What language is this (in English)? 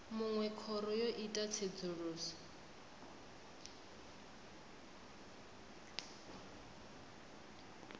Venda